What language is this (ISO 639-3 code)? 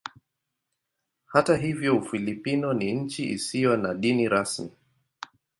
swa